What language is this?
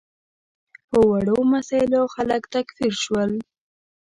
Pashto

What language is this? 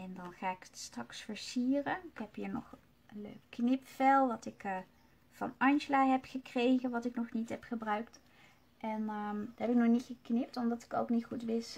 Dutch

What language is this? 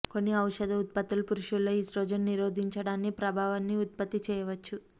Telugu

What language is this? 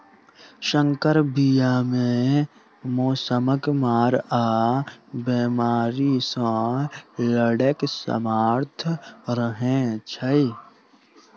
Maithili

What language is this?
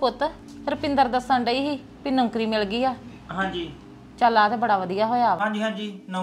Punjabi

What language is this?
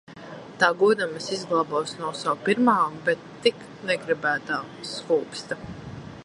Latvian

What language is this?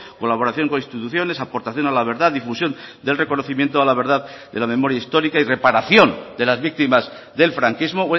Spanish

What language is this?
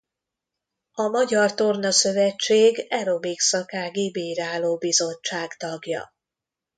Hungarian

